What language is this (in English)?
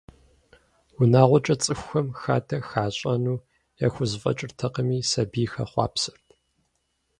Kabardian